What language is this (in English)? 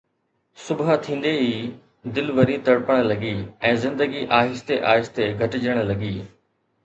Sindhi